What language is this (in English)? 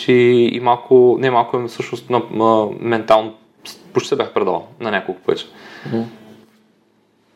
Bulgarian